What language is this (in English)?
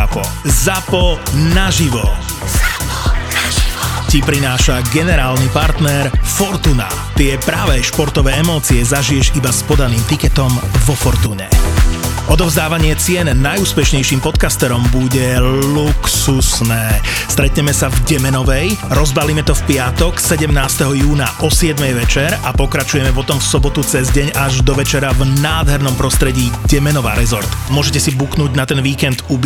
Slovak